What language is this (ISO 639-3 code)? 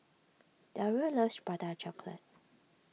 eng